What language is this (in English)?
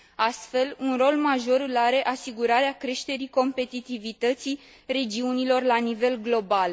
Romanian